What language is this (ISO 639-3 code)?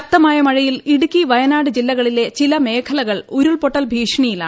mal